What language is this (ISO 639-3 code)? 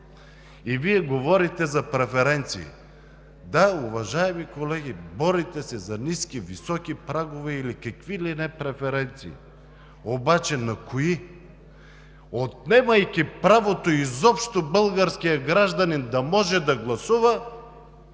bul